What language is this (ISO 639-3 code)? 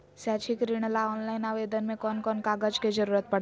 mag